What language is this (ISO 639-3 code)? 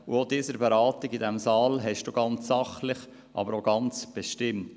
gsw